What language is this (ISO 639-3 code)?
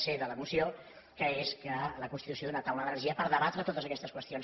cat